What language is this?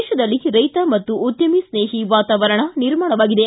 Kannada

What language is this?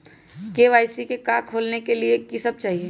Magahi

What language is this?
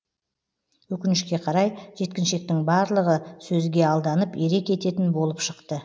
Kazakh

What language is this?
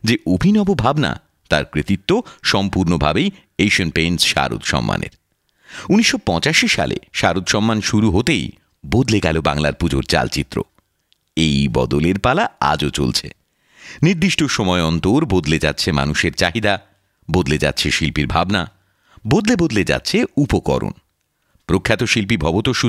Bangla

